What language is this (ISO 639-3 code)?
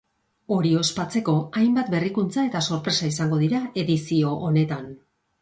eus